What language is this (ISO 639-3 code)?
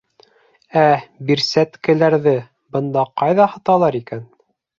bak